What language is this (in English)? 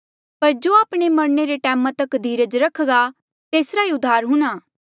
Mandeali